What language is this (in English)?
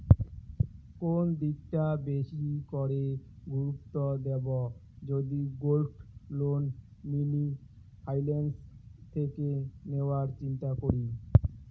Bangla